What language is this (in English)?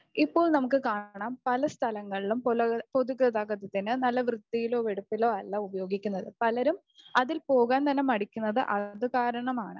Malayalam